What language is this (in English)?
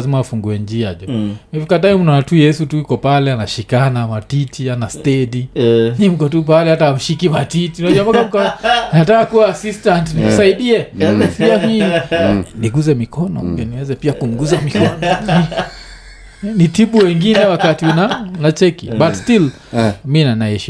Swahili